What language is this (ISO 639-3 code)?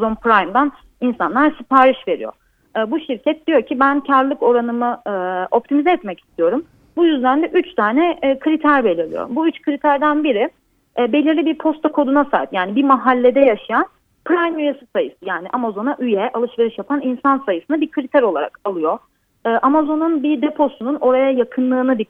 tur